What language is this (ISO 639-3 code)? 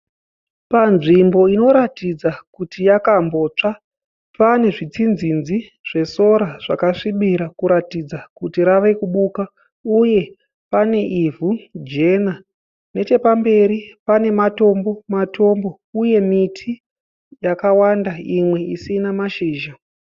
sna